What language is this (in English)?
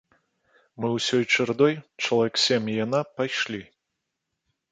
Belarusian